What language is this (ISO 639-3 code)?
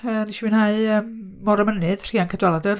cym